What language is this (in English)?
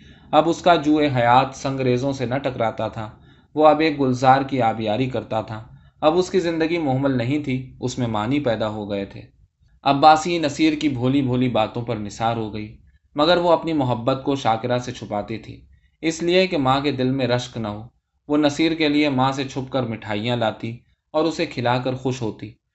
Urdu